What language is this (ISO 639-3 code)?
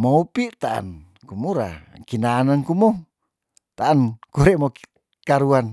tdn